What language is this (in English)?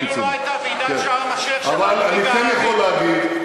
Hebrew